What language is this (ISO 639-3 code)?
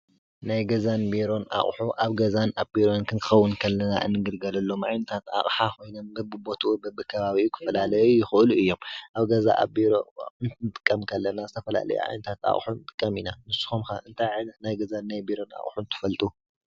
tir